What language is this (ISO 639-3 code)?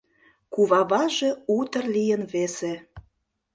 chm